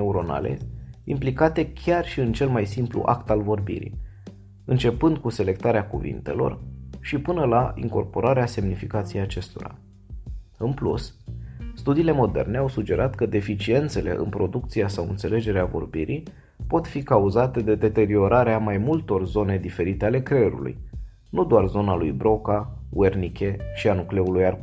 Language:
Romanian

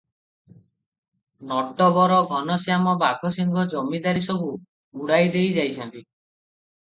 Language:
Odia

